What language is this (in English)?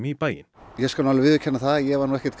Icelandic